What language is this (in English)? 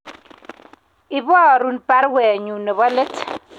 Kalenjin